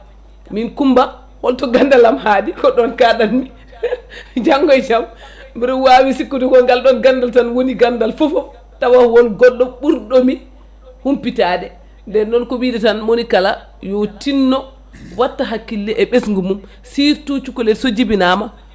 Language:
Fula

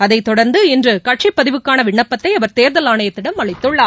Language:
Tamil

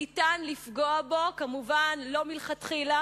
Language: Hebrew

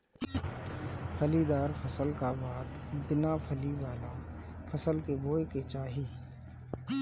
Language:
Bhojpuri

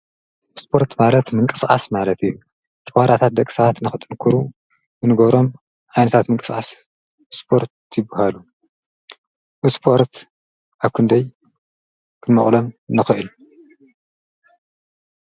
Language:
Tigrinya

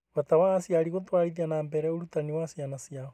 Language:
Kikuyu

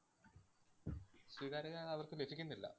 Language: Malayalam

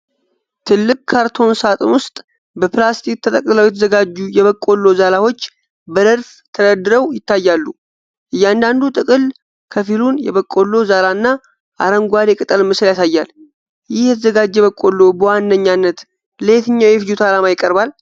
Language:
Amharic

